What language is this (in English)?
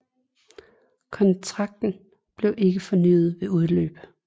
Danish